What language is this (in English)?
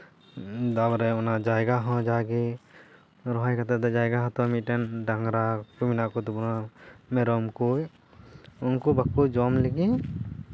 Santali